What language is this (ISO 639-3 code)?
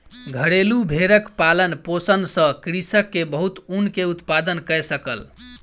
mai